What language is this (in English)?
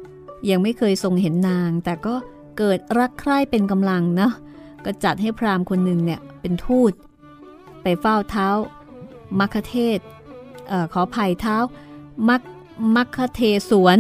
Thai